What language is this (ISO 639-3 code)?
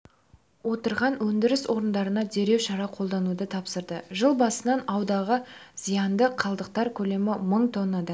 kaz